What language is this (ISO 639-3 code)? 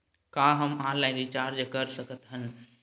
hne